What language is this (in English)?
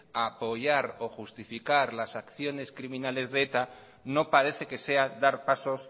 Spanish